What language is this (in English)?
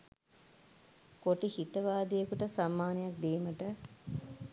Sinhala